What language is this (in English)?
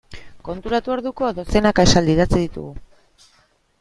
Basque